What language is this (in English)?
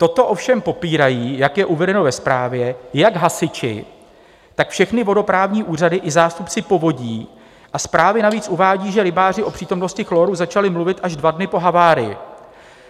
Czech